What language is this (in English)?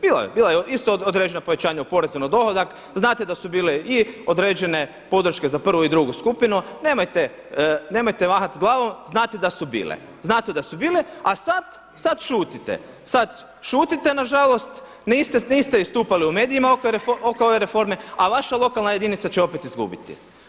Croatian